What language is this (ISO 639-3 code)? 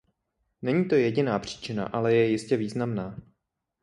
ces